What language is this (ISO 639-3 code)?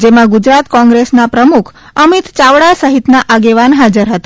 guj